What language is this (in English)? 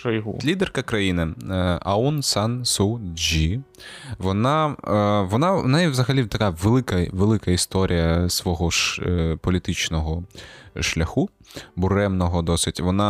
Ukrainian